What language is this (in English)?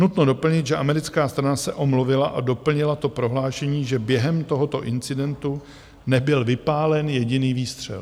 Czech